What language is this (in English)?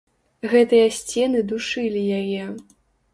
Belarusian